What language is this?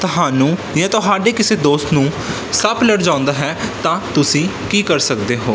Punjabi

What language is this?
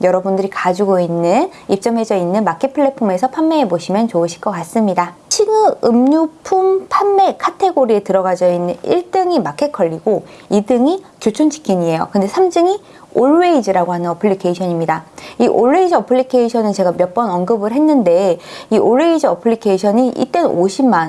Korean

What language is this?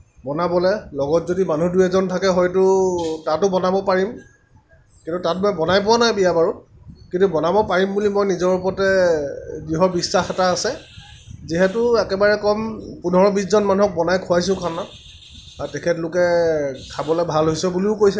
Assamese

